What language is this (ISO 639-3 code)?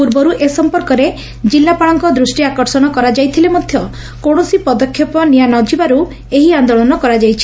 ori